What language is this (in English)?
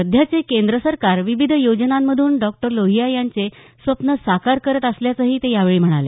Marathi